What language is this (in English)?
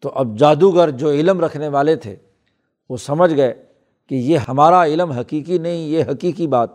Urdu